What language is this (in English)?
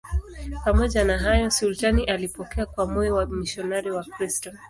Swahili